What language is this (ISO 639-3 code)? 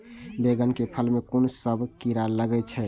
mai